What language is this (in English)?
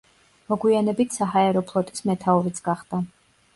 Georgian